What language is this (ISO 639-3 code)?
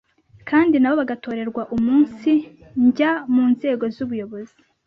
kin